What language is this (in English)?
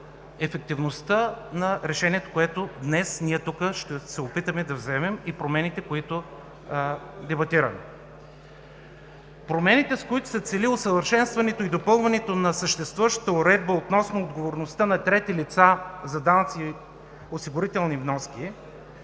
Bulgarian